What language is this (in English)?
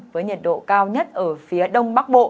Vietnamese